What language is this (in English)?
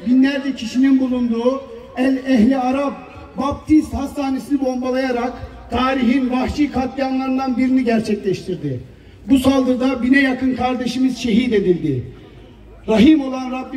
Turkish